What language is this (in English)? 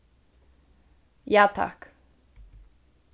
Faroese